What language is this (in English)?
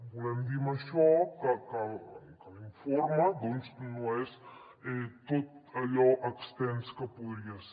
Catalan